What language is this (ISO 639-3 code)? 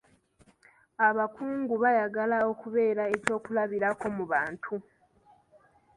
lug